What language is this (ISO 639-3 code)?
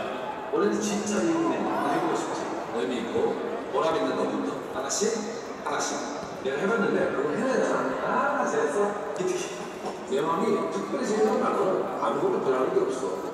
kor